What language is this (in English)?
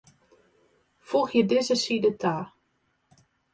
Western Frisian